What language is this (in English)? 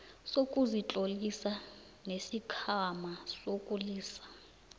South Ndebele